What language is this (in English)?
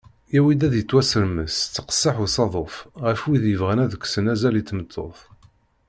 Kabyle